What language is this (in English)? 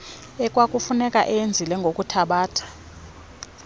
Xhosa